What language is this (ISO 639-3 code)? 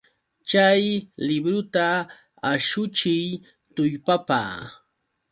qux